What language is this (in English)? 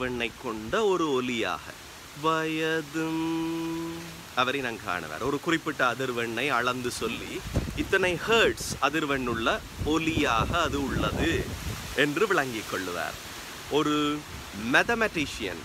Hindi